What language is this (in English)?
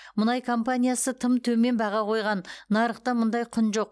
Kazakh